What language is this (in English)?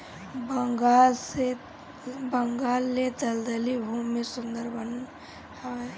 Bhojpuri